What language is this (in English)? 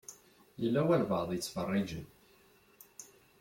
Kabyle